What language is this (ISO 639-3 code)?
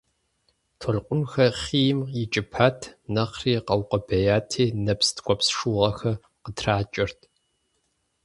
kbd